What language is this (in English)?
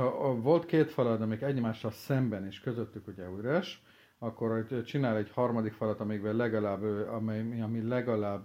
Hungarian